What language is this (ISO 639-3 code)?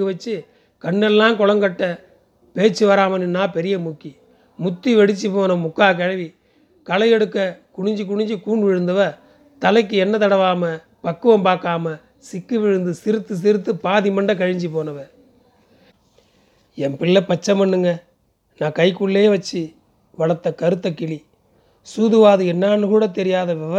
tam